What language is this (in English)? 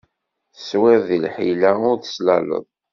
Kabyle